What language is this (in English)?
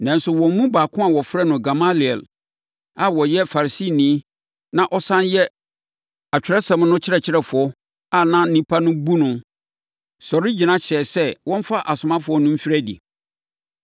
Akan